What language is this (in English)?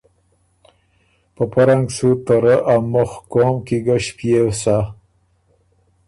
Ormuri